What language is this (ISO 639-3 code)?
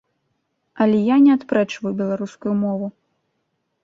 bel